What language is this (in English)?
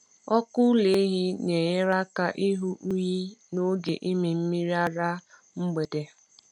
Igbo